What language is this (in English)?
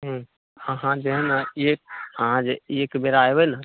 Maithili